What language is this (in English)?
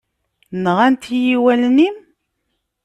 Kabyle